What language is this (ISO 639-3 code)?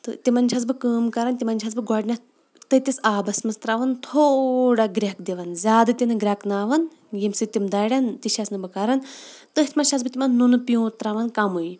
kas